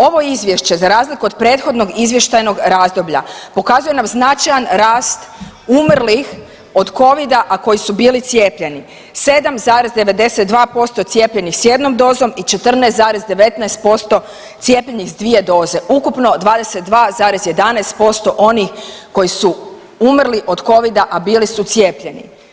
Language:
Croatian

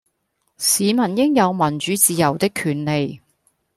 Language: Cantonese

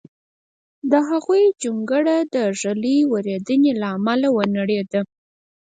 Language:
Pashto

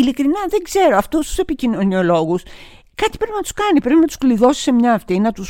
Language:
Greek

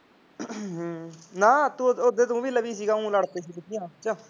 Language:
Punjabi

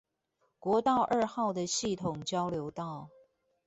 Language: Chinese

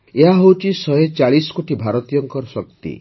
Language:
Odia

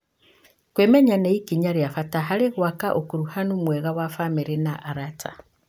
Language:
Kikuyu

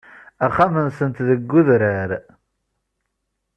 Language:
Kabyle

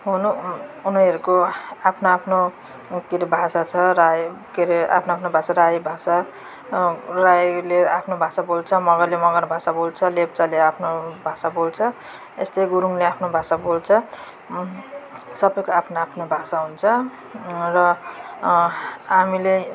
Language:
Nepali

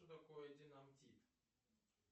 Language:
Russian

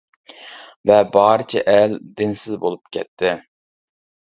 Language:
Uyghur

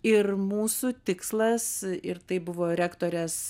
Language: Lithuanian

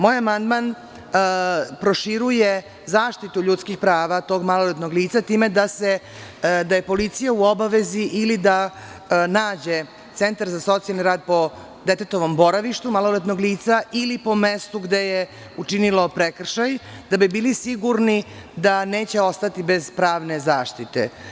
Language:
Serbian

